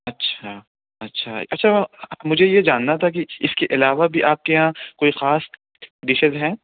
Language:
Urdu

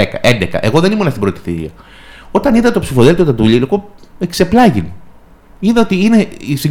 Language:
Greek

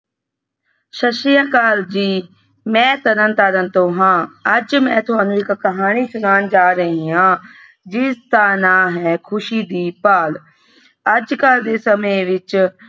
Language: Punjabi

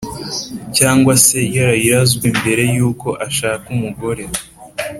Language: Kinyarwanda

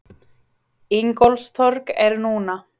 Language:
Icelandic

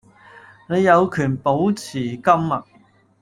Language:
Cantonese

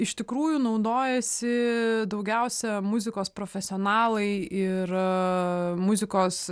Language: Lithuanian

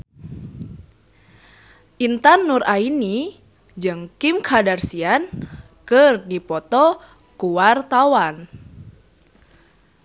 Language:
Sundanese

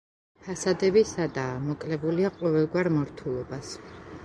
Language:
Georgian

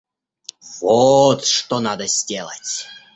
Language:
Russian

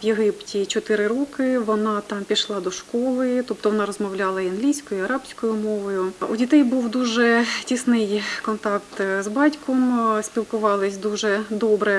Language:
Ukrainian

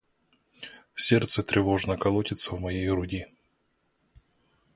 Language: Russian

